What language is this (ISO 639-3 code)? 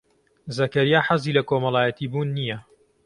ckb